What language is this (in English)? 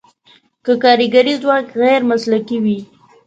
Pashto